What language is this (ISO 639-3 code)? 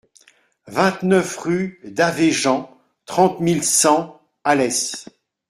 fra